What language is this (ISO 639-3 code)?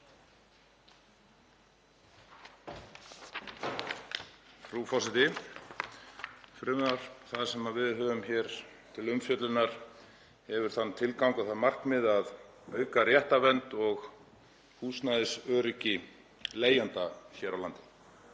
isl